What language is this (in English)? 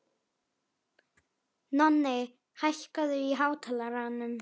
Icelandic